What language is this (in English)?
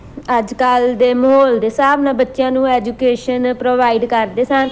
Punjabi